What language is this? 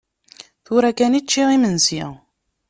Kabyle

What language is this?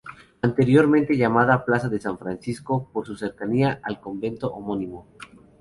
Spanish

